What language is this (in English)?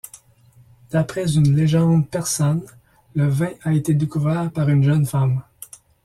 French